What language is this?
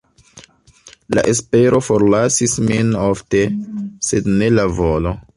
Esperanto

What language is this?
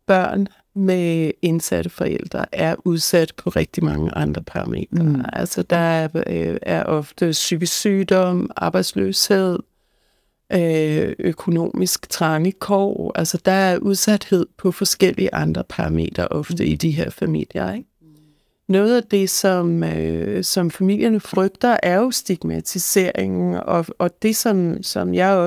Danish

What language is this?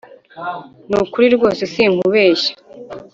Kinyarwanda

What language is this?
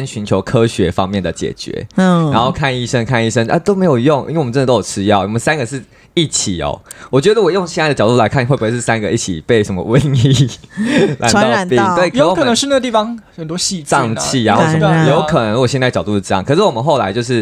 Chinese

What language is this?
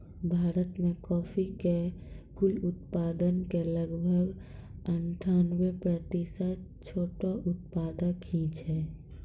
Maithili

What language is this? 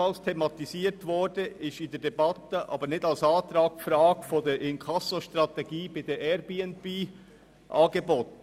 Swiss German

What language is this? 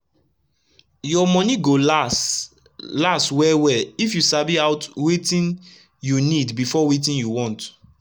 Nigerian Pidgin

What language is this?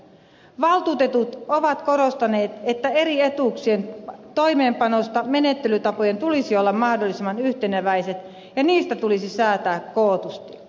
Finnish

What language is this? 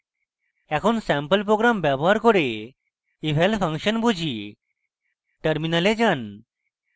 Bangla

